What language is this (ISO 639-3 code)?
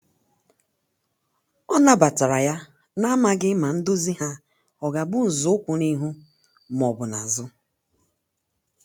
ibo